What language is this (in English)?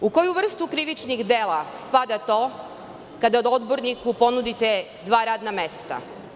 Serbian